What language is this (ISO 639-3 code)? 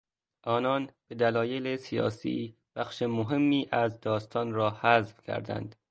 fas